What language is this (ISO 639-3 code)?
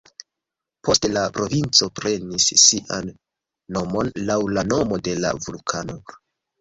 epo